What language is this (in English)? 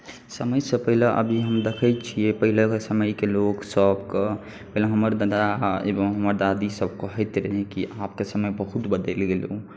Maithili